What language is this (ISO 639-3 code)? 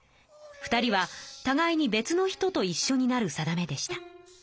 jpn